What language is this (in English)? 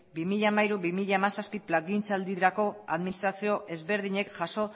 Basque